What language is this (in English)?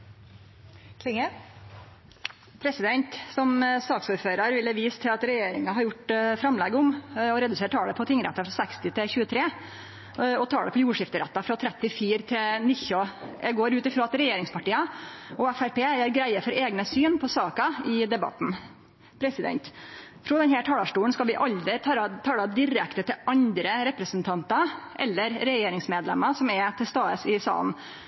Norwegian Nynorsk